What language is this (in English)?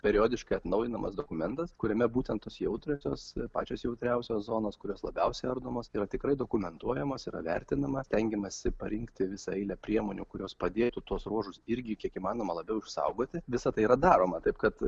Lithuanian